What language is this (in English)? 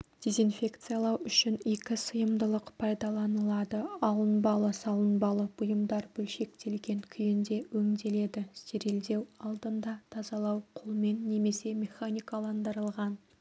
Kazakh